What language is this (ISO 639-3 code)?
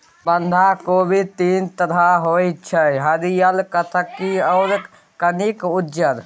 mai